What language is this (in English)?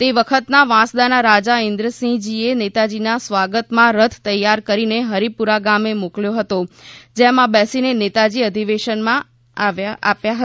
Gujarati